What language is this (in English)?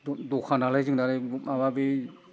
Bodo